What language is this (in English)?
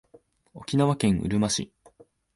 Japanese